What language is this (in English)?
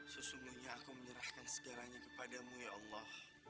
Indonesian